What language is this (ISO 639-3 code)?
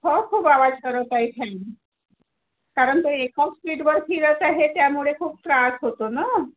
mar